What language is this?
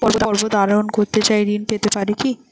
Bangla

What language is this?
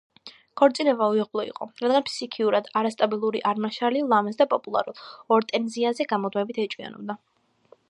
Georgian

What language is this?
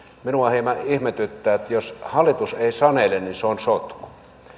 Finnish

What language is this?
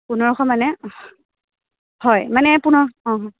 Assamese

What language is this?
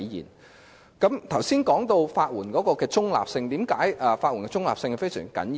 Cantonese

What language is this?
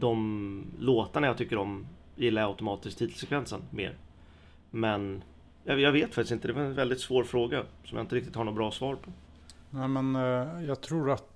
Swedish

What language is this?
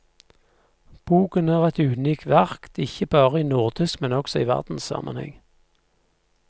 Norwegian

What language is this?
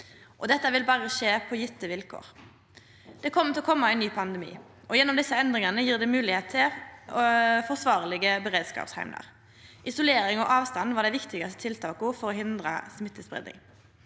Norwegian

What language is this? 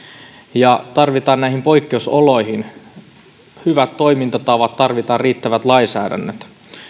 Finnish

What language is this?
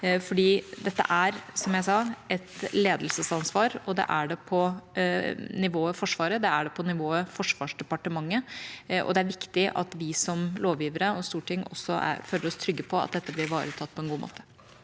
Norwegian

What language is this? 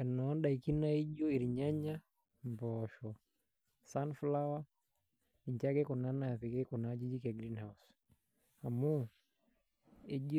Masai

